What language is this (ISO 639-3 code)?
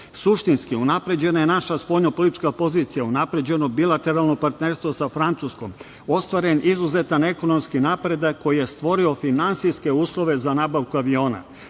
srp